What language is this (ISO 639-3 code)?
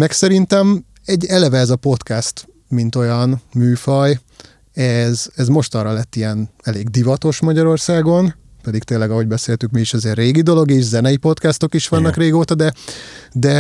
hun